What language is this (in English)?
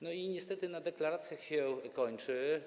Polish